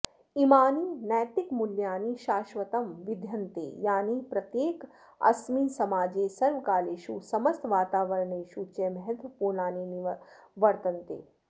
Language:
Sanskrit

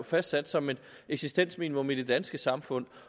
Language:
Danish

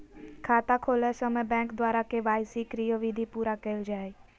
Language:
Magahi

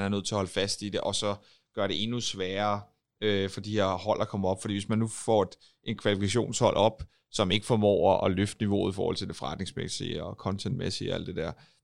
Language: Danish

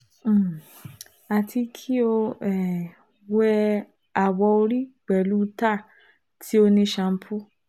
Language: Yoruba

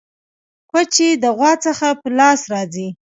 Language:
Pashto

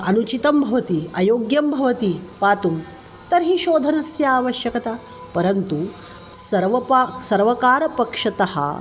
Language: Sanskrit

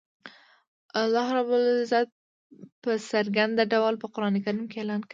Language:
Pashto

